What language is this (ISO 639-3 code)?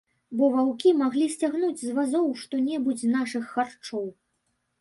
bel